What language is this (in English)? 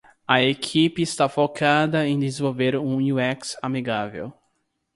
Portuguese